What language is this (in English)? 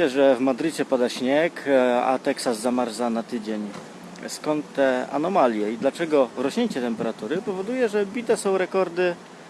Polish